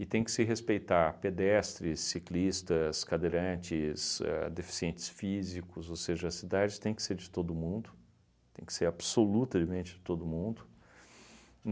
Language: Portuguese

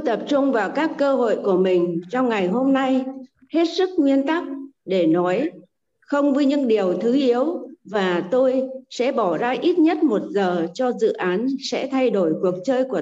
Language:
Vietnamese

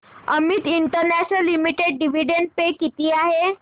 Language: Marathi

